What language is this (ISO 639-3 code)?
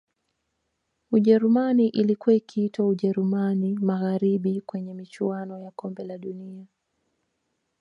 swa